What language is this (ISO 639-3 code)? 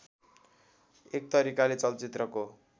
nep